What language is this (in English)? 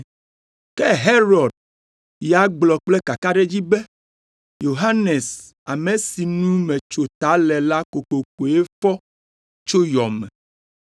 Ewe